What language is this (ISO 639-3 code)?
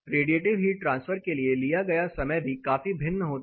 hin